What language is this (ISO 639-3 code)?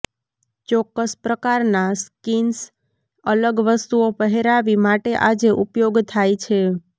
guj